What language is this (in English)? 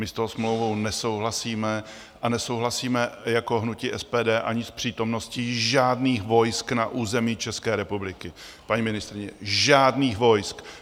Czech